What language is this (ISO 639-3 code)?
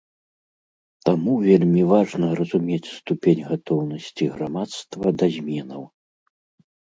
bel